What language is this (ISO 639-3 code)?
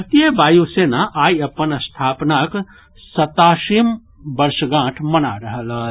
mai